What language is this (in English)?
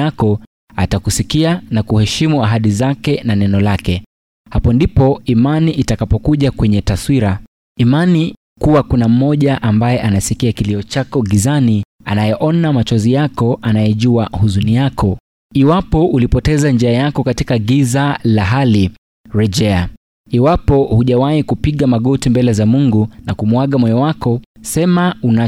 Swahili